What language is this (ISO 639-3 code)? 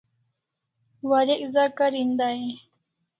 kls